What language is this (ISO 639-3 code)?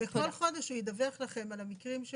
heb